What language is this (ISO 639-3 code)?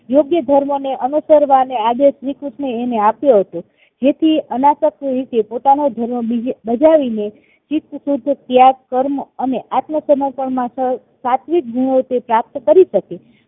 guj